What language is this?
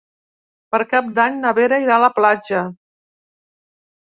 Catalan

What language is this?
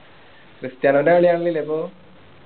Malayalam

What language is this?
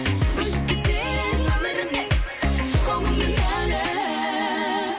Kazakh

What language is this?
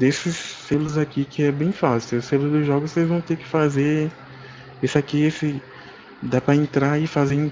Portuguese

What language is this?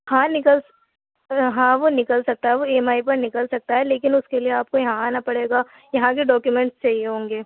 Urdu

